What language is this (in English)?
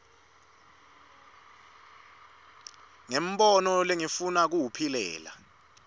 Swati